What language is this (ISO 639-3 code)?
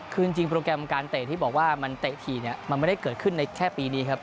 tha